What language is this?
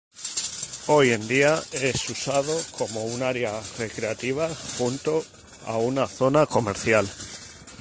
Spanish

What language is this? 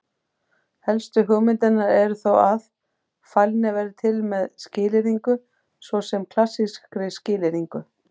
Icelandic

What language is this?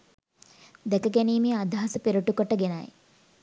Sinhala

